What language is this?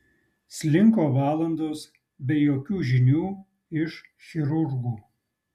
Lithuanian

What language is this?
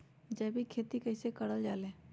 Magahi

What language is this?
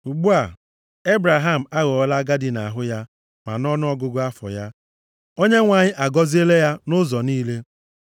Igbo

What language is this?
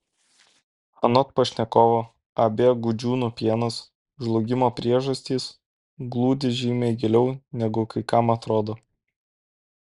Lithuanian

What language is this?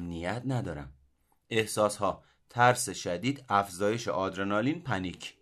Persian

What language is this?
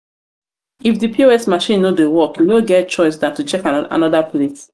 Nigerian Pidgin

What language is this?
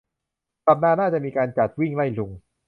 Thai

